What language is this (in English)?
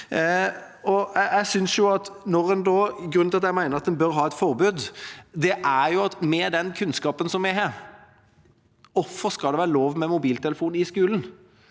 Norwegian